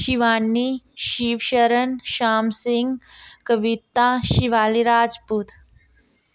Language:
Dogri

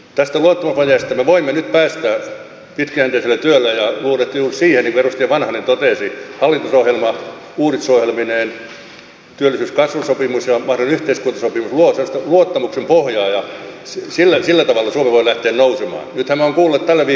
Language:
Finnish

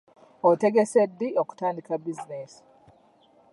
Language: Ganda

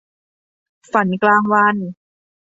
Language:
Thai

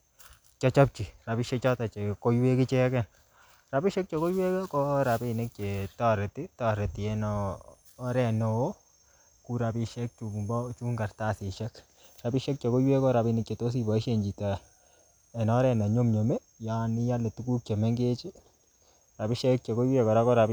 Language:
Kalenjin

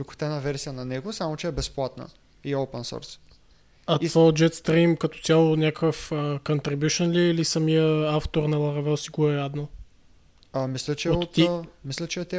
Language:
Bulgarian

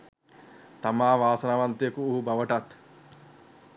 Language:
Sinhala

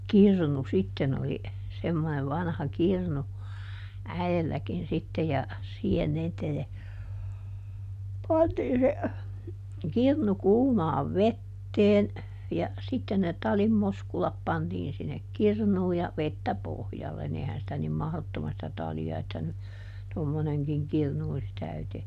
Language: Finnish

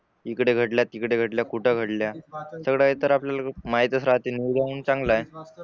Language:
Marathi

